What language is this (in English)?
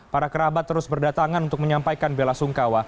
Indonesian